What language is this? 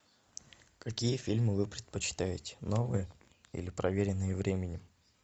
Russian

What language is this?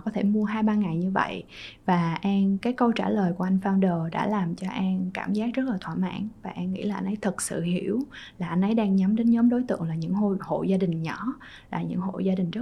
Vietnamese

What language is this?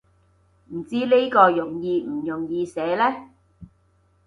Cantonese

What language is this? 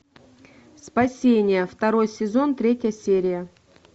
Russian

